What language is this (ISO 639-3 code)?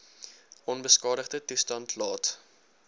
afr